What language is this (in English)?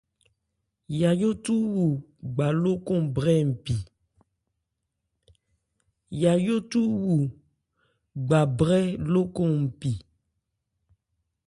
Ebrié